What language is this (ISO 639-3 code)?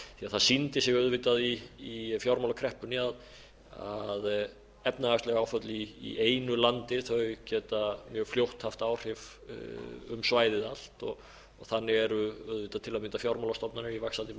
isl